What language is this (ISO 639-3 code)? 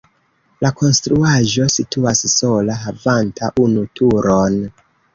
epo